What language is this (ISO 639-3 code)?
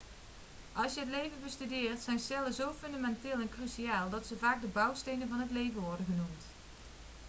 nld